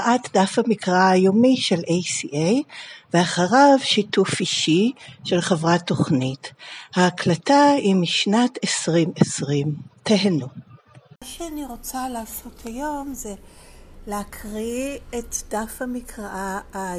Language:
Hebrew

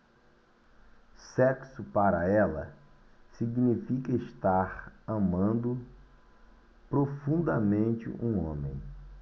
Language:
Portuguese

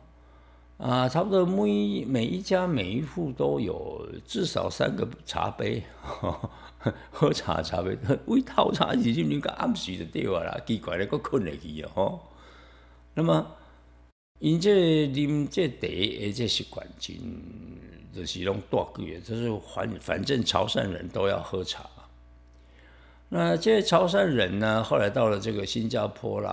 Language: Chinese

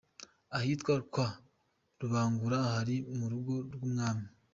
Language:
Kinyarwanda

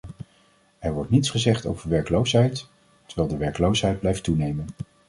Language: Dutch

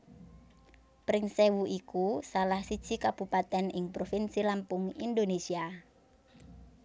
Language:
Javanese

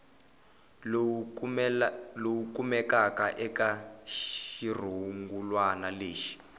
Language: Tsonga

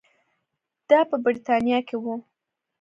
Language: Pashto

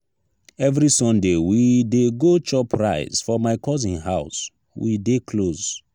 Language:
Nigerian Pidgin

